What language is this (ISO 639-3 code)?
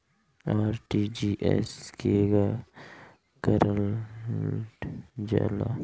bho